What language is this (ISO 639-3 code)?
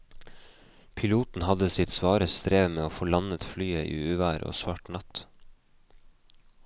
nor